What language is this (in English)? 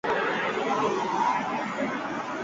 Basque